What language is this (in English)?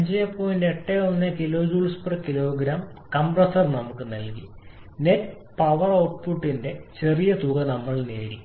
Malayalam